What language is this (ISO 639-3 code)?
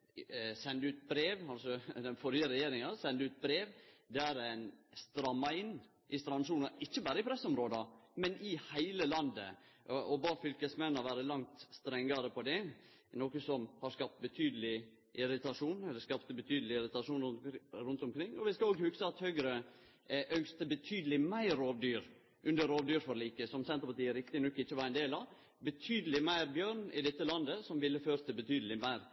nno